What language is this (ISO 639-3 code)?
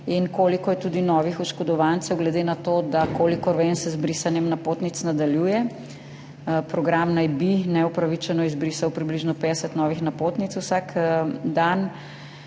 slv